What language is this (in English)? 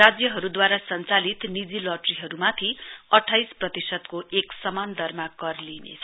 Nepali